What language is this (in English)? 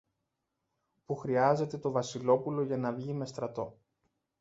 Greek